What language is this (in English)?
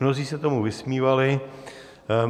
Czech